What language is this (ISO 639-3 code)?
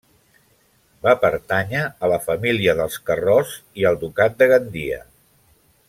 cat